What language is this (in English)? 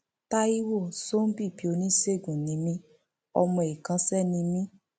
Yoruba